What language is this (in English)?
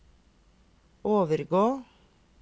Norwegian